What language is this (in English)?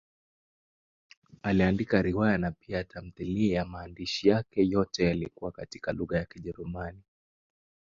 Swahili